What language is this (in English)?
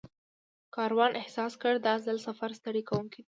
Pashto